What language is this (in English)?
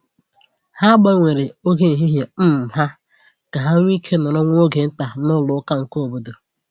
Igbo